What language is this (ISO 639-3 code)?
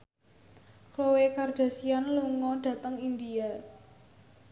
jav